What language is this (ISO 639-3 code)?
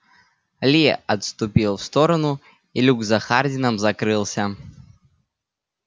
rus